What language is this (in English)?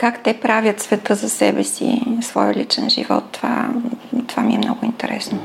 Bulgarian